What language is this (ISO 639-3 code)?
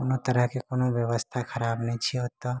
mai